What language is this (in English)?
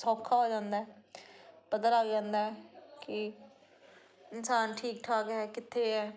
Punjabi